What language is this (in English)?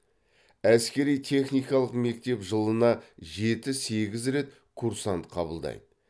Kazakh